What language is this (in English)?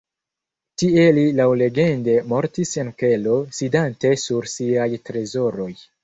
Esperanto